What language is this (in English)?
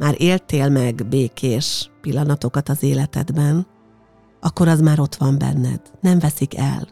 Hungarian